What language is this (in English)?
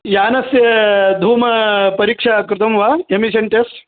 Sanskrit